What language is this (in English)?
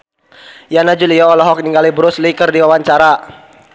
Sundanese